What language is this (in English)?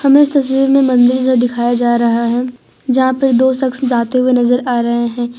Hindi